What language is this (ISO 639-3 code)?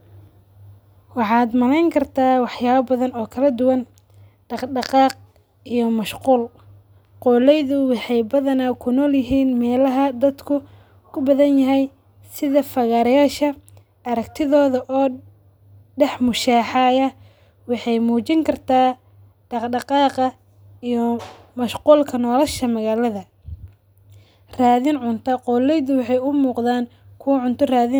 som